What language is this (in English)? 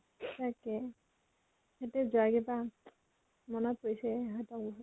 Assamese